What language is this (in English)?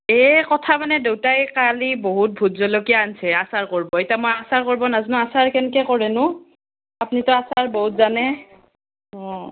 Assamese